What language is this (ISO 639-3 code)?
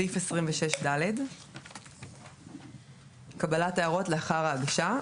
heb